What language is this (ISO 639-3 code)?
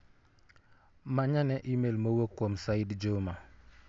luo